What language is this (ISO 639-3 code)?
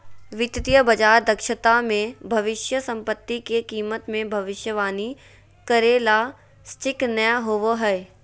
mag